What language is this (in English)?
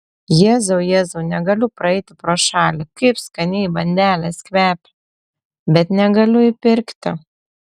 Lithuanian